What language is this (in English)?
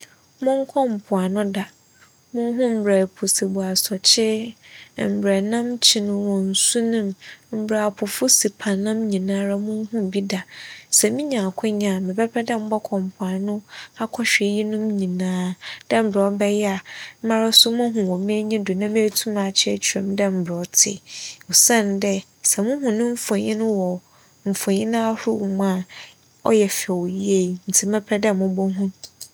Akan